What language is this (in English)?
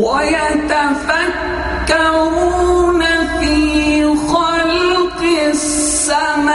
Arabic